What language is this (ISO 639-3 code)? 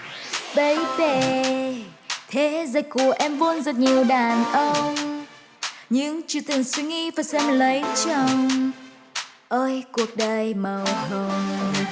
vie